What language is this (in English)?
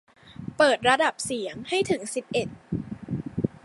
Thai